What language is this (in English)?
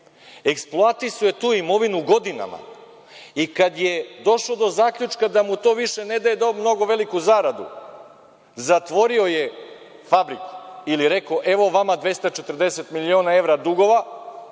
Serbian